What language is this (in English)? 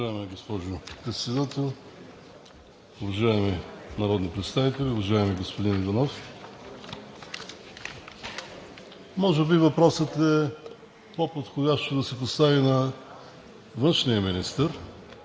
Bulgarian